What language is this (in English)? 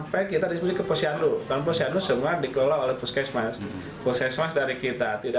Indonesian